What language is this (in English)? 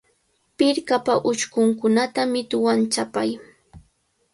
Cajatambo North Lima Quechua